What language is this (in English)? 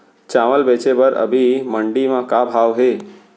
Chhattisgarhi